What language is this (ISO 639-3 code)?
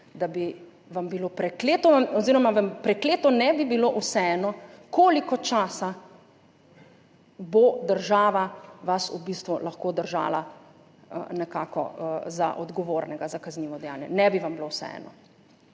slv